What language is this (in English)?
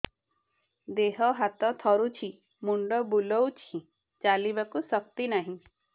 Odia